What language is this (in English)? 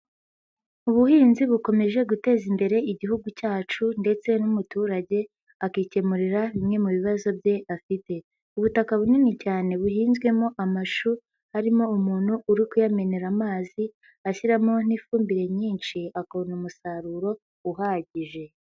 Kinyarwanda